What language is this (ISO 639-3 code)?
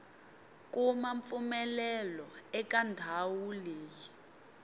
tso